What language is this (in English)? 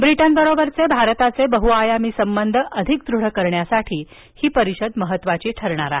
Marathi